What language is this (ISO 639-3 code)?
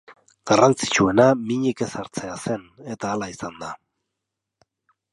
eus